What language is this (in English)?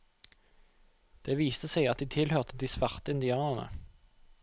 Norwegian